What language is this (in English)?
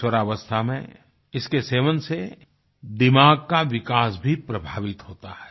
Hindi